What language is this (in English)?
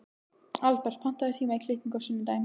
Icelandic